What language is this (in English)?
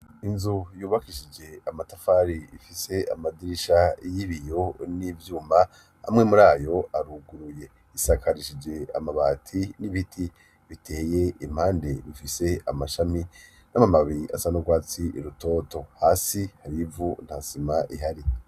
Rundi